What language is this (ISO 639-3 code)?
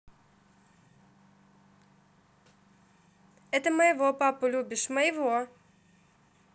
rus